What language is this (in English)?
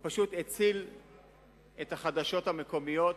Hebrew